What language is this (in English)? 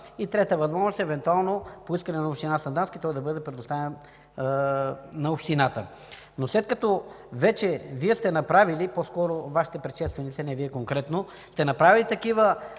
Bulgarian